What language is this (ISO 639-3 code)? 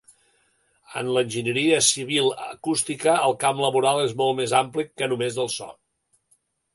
cat